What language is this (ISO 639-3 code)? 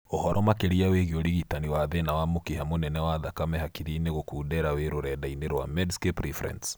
kik